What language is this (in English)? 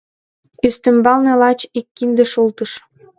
Mari